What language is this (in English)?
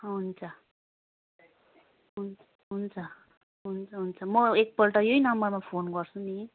Nepali